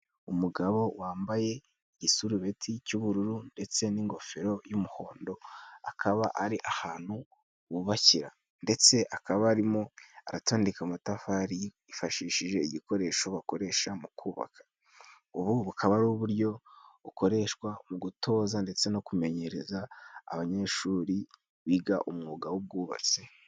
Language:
Kinyarwanda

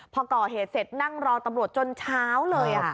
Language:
Thai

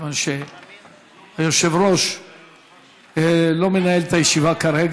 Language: Hebrew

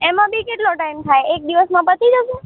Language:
Gujarati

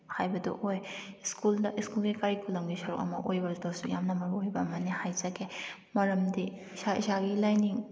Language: Manipuri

